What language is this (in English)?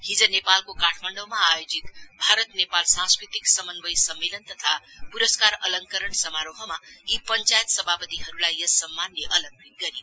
Nepali